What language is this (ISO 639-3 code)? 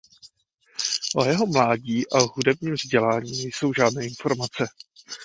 ces